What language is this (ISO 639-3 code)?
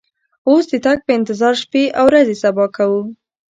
pus